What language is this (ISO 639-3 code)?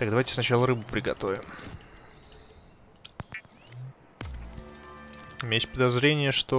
rus